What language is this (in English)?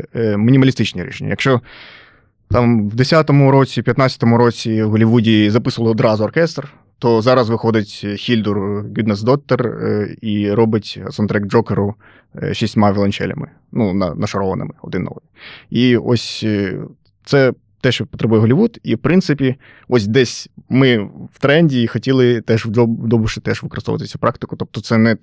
Ukrainian